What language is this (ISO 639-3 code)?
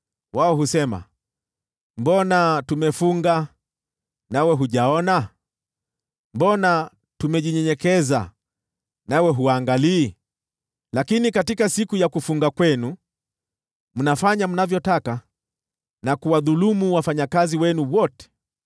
swa